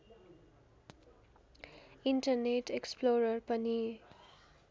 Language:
Nepali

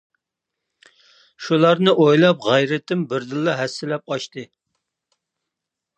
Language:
Uyghur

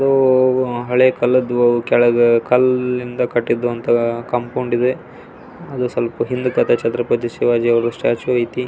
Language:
Kannada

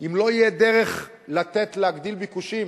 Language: Hebrew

